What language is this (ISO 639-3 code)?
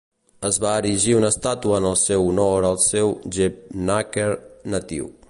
cat